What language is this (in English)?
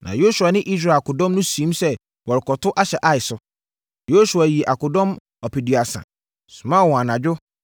Akan